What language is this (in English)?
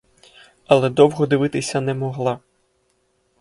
Ukrainian